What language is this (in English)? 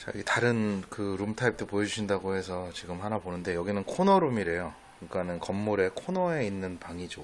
Korean